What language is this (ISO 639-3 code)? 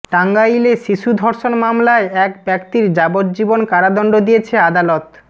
ben